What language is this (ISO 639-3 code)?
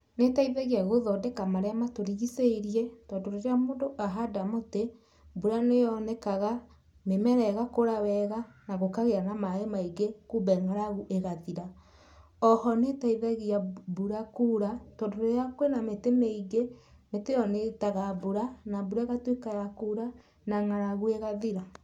kik